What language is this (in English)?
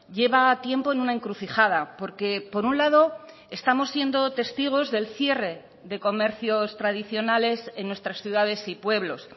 Spanish